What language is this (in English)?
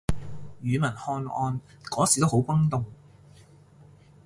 Cantonese